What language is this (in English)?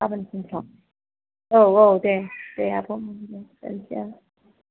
Bodo